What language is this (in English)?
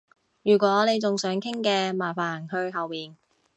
Cantonese